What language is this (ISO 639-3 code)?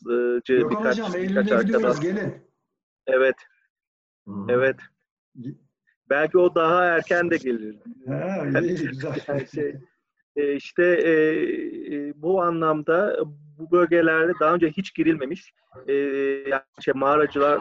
tur